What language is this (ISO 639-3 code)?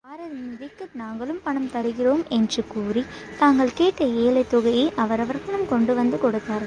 tam